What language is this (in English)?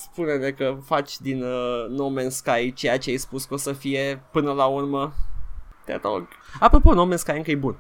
Romanian